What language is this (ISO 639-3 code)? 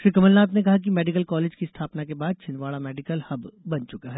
hin